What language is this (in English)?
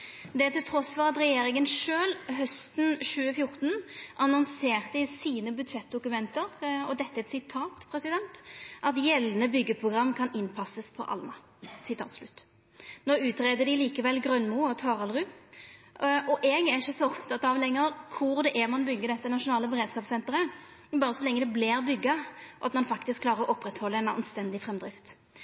Norwegian Nynorsk